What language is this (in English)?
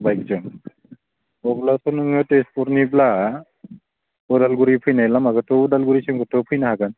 Bodo